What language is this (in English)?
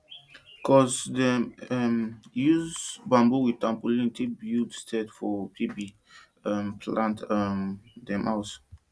Nigerian Pidgin